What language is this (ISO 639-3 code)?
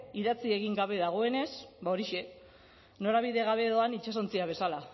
eus